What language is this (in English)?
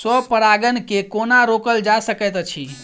Maithili